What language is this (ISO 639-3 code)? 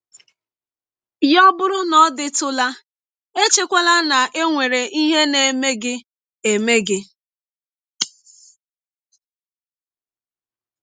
ibo